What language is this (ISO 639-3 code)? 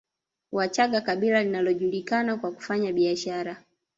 swa